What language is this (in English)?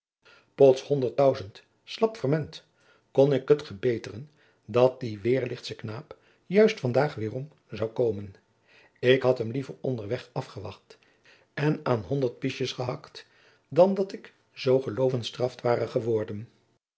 Dutch